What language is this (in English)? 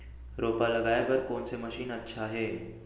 Chhattisgarhi